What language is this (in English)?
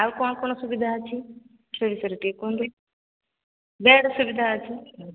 Odia